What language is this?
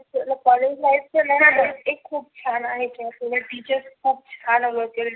Marathi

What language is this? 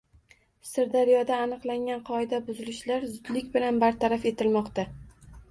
Uzbek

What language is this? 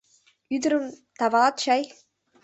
Mari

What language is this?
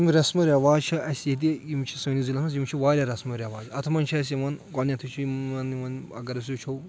Kashmiri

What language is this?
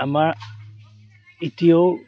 Assamese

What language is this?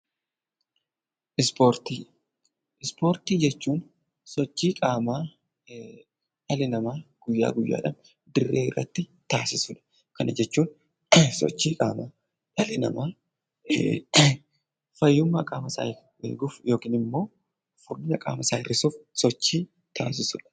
Oromo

